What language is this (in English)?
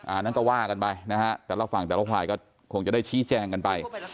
Thai